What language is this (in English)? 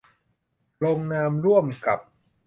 Thai